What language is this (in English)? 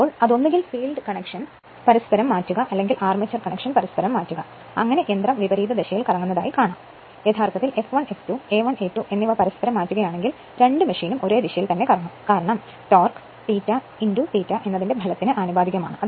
Malayalam